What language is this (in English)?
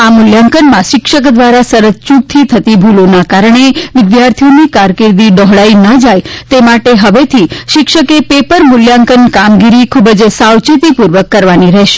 Gujarati